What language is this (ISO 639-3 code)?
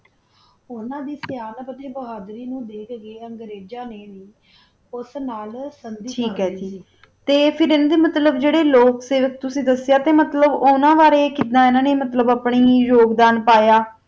pan